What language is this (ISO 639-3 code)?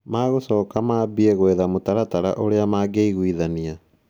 kik